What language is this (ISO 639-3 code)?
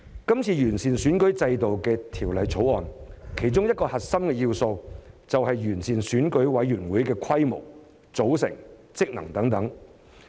yue